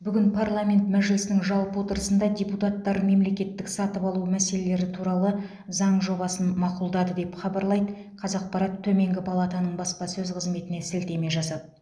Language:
Kazakh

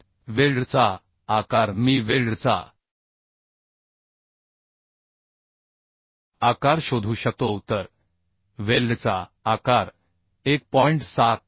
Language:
Marathi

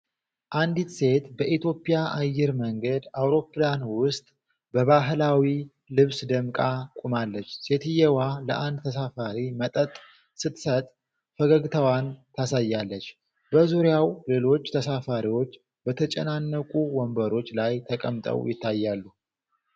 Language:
Amharic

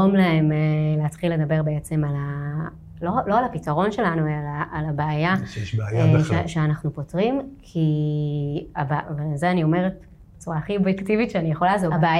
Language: Hebrew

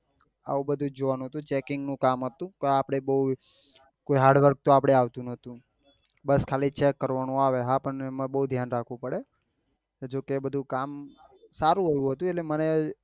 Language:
Gujarati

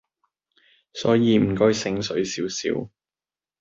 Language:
Cantonese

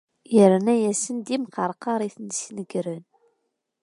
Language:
Kabyle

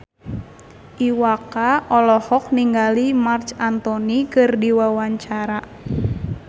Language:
Sundanese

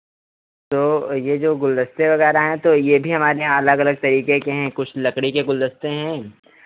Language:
Hindi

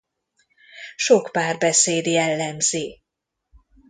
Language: Hungarian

